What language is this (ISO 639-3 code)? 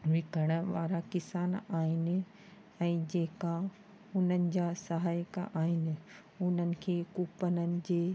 snd